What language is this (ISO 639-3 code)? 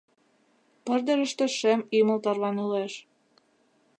chm